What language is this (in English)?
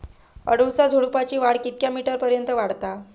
Marathi